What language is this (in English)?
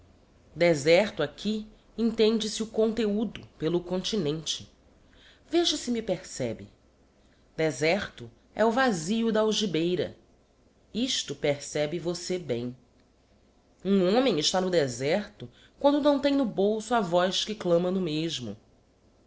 Portuguese